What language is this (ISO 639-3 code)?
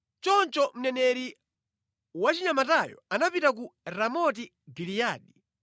nya